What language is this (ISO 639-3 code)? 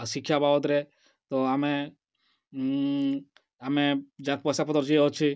ori